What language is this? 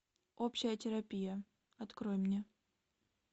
Russian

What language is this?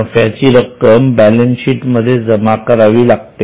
Marathi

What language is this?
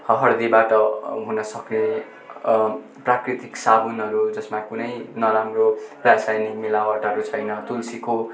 Nepali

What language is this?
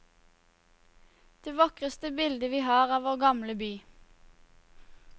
Norwegian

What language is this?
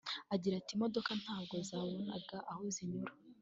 Kinyarwanda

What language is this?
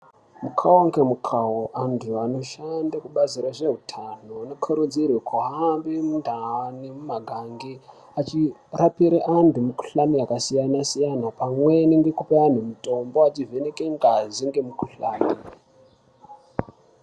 Ndau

